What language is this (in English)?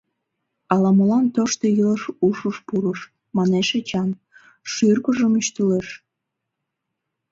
Mari